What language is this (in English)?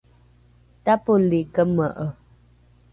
Rukai